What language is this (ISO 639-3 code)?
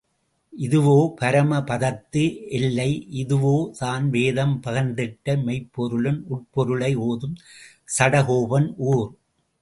tam